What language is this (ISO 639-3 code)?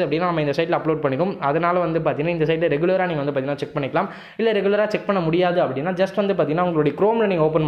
ind